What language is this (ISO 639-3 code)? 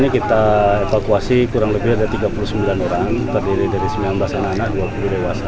ind